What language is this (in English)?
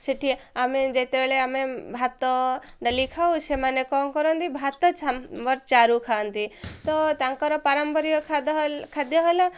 Odia